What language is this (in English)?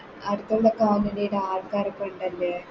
Malayalam